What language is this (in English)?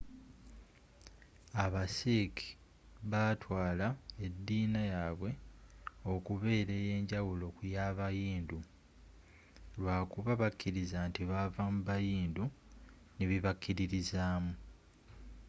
Ganda